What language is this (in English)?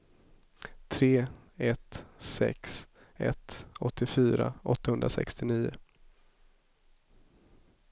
Swedish